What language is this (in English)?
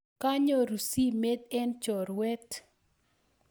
Kalenjin